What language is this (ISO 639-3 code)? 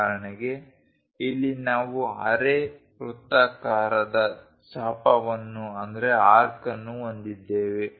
kan